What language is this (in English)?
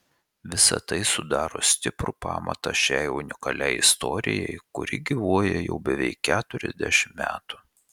Lithuanian